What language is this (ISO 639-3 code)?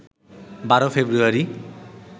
ben